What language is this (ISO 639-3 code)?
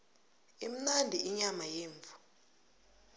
nbl